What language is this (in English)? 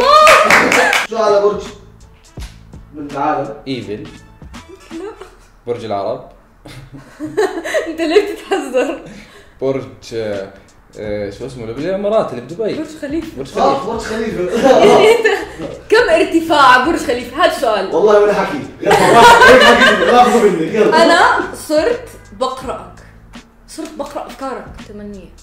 Arabic